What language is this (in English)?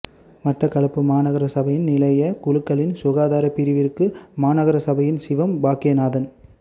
Tamil